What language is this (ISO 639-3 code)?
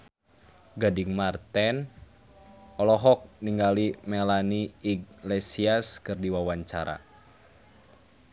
sun